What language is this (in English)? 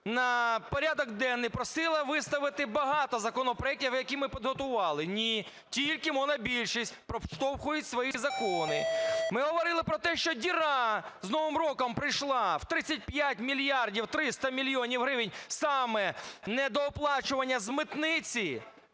Ukrainian